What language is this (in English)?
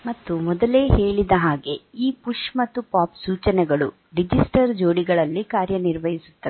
Kannada